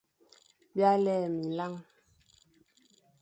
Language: Fang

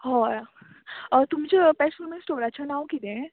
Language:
Konkani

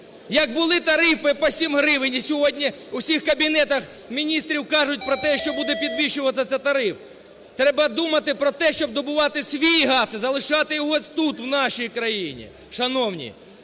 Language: Ukrainian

